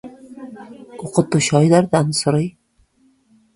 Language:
Tatar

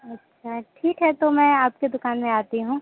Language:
Hindi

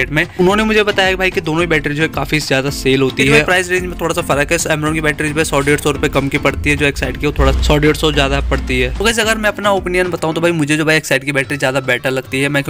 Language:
Hindi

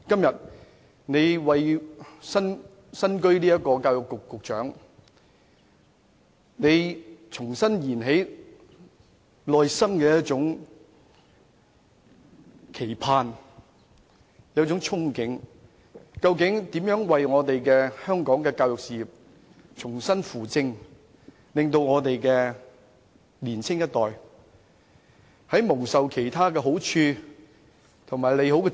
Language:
Cantonese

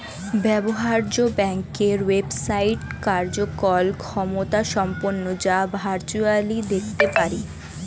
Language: Bangla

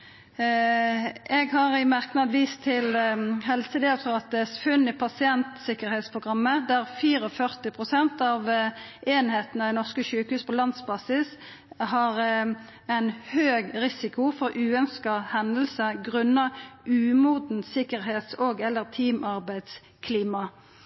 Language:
Norwegian Nynorsk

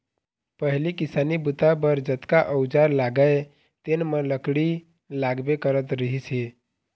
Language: Chhattisgarhi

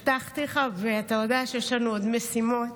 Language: Hebrew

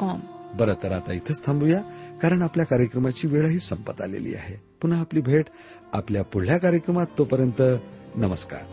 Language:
Marathi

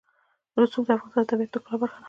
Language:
Pashto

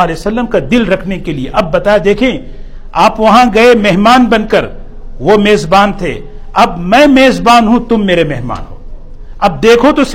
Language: Urdu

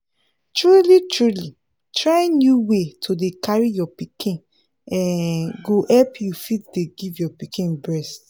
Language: Nigerian Pidgin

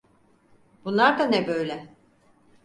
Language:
Turkish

